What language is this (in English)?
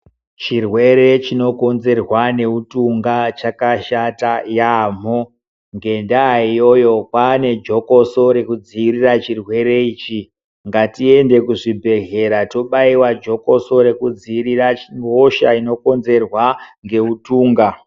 Ndau